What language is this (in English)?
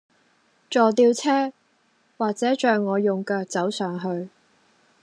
Cantonese